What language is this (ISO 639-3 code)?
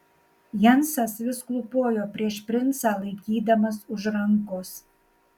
lit